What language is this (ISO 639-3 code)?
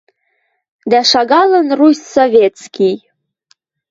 mrj